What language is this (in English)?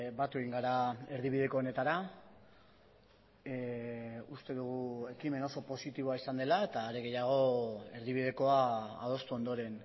Basque